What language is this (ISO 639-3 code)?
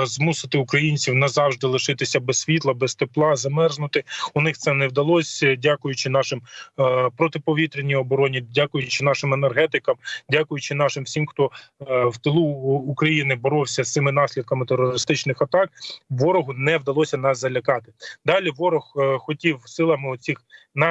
ukr